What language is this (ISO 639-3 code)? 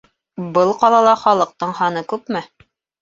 bak